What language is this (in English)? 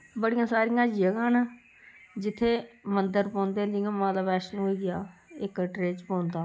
Dogri